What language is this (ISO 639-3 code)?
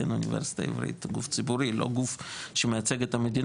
heb